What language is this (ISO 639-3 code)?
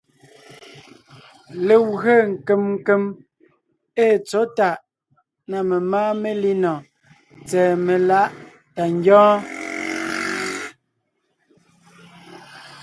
nnh